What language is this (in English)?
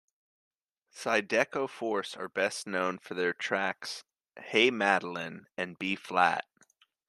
English